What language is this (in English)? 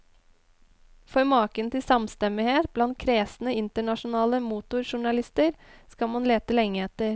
Norwegian